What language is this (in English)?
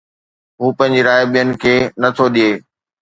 Sindhi